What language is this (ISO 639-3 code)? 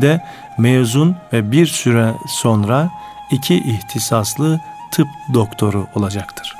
tur